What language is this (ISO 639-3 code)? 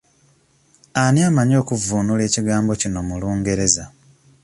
lug